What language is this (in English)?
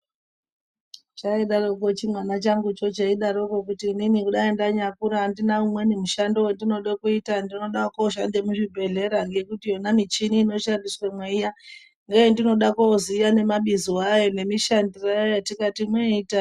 Ndau